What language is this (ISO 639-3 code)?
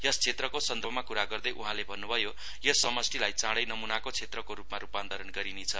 nep